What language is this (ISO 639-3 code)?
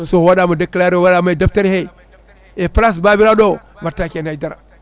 ful